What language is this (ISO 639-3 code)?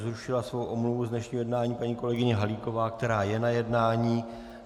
ces